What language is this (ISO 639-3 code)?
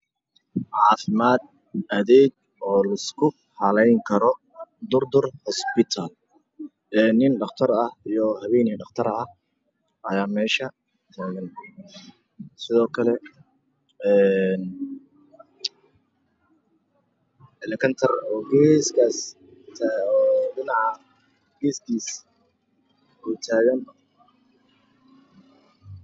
som